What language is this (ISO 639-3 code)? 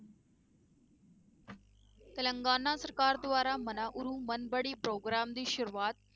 pan